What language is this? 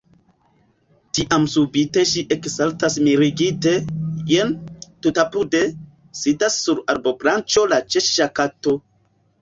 Esperanto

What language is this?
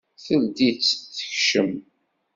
Kabyle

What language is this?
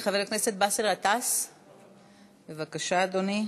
Hebrew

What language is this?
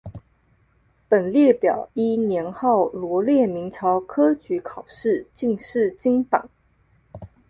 Chinese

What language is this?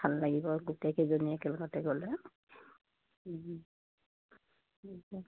Assamese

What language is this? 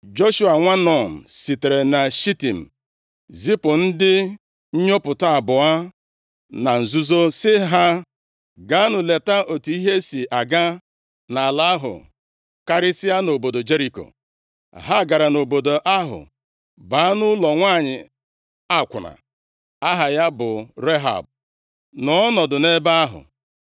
Igbo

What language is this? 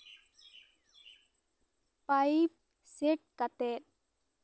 Santali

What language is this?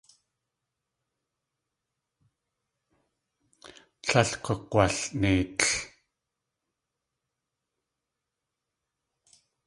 Tlingit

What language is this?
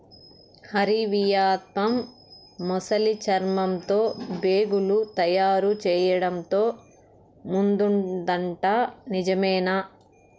Telugu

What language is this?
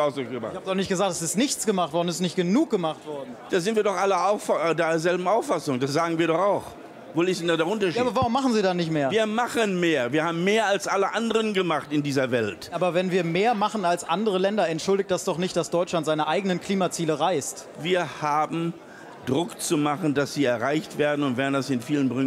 German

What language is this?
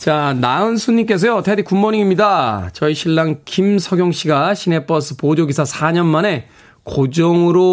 Korean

